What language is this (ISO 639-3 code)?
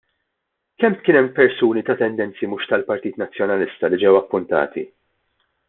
mlt